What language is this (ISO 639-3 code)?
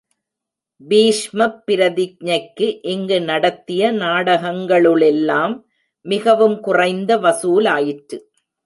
tam